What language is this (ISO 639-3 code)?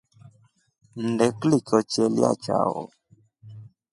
rof